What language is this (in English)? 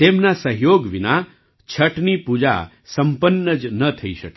Gujarati